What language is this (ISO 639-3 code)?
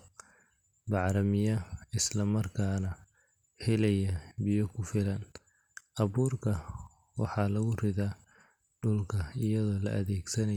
som